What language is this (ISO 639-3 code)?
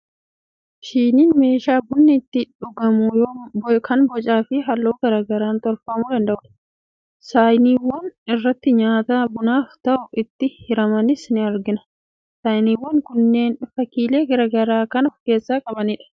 orm